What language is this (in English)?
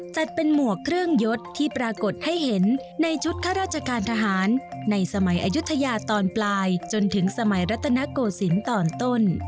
Thai